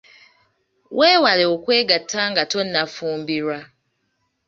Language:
Ganda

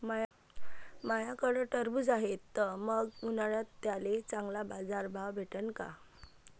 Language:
Marathi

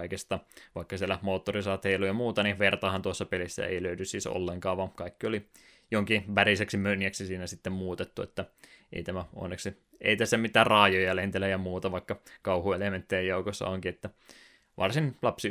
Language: Finnish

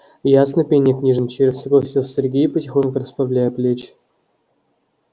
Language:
Russian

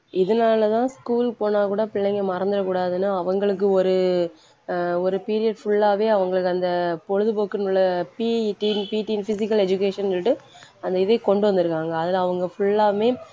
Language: Tamil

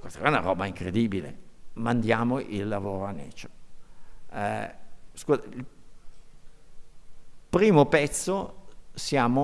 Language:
Italian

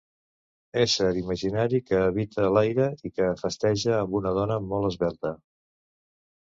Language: Catalan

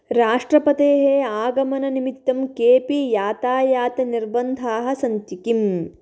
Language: Sanskrit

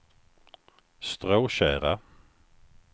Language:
Swedish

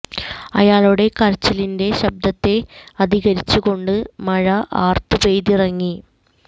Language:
Malayalam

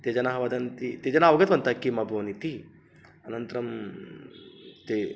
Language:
Sanskrit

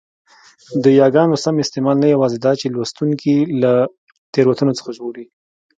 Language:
Pashto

